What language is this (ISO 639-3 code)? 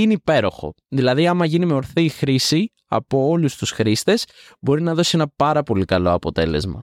ell